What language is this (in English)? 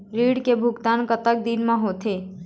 Chhattisgarhi